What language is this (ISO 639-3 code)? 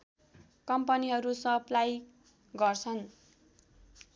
nep